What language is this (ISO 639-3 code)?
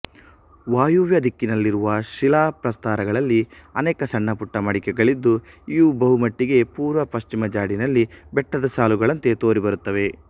kan